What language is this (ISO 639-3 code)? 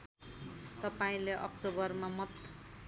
nep